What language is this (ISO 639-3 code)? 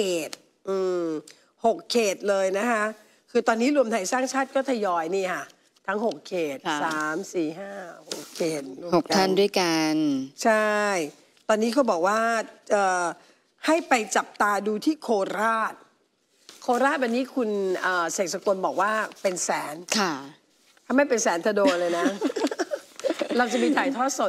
tha